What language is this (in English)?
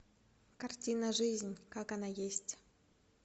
Russian